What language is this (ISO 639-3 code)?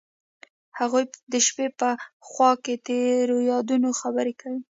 pus